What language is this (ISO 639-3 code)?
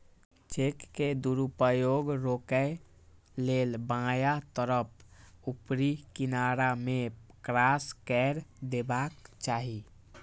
mai